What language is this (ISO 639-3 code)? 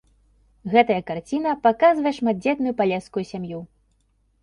bel